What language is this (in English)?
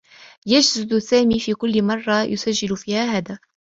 Arabic